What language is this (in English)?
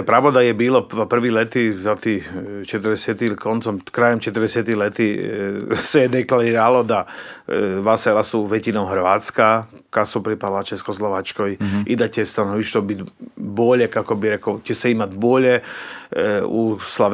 Croatian